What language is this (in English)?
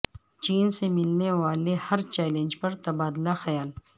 Urdu